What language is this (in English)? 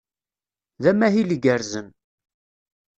Kabyle